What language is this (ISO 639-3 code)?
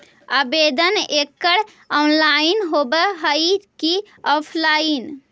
mag